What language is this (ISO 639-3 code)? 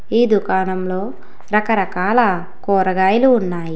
tel